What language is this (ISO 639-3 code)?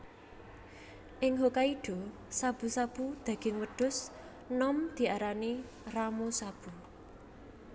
jav